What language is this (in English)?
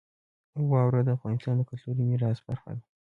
Pashto